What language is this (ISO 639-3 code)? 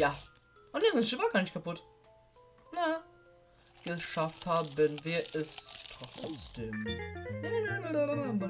deu